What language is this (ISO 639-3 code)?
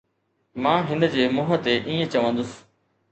snd